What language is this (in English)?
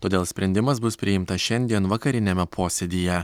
Lithuanian